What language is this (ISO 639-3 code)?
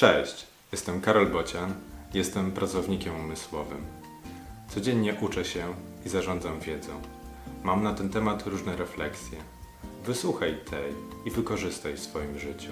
pol